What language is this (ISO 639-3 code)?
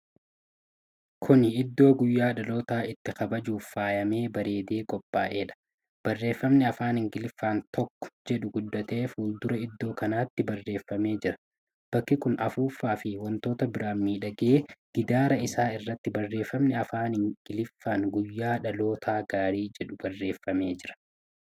orm